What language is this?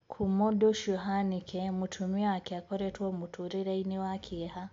Kikuyu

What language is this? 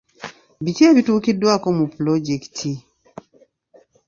Ganda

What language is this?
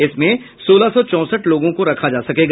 Hindi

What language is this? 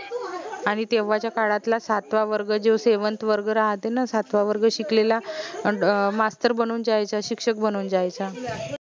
Marathi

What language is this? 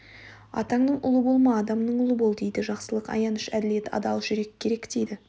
Kazakh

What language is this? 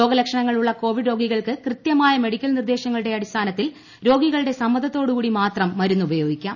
Malayalam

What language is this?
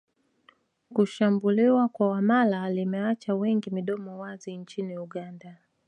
Swahili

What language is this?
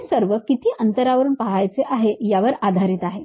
Marathi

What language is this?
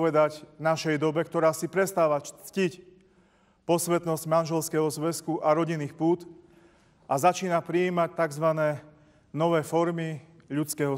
Ukrainian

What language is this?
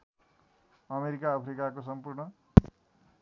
Nepali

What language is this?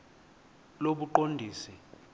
Xhosa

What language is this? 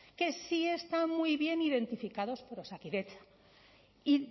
Spanish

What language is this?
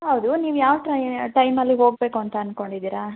Kannada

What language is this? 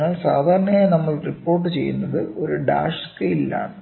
Malayalam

